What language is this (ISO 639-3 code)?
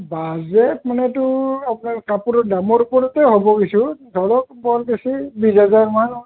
asm